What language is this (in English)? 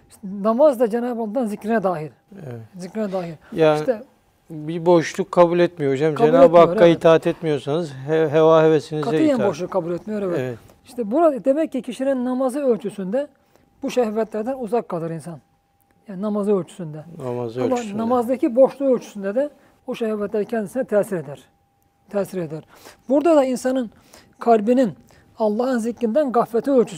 Turkish